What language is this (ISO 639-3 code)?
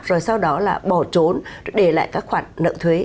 vie